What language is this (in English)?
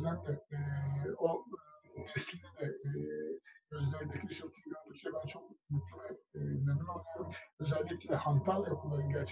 Turkish